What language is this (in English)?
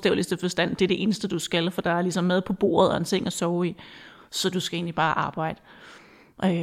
Danish